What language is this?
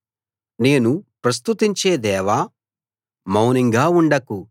Telugu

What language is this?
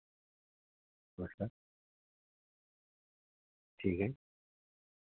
Hindi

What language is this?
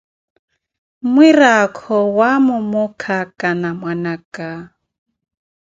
Koti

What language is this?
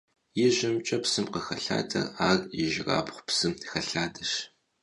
Kabardian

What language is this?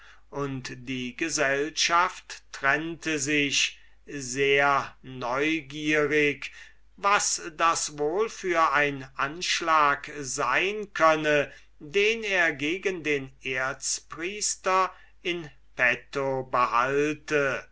German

